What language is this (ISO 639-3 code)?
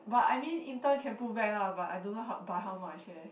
eng